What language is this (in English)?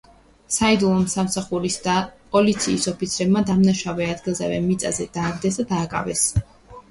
Georgian